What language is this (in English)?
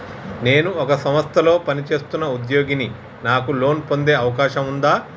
Telugu